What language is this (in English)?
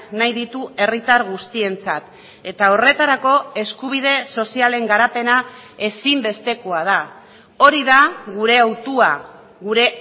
Basque